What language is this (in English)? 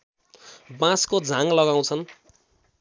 Nepali